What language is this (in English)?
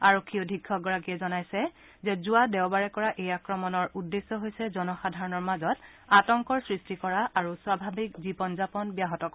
Assamese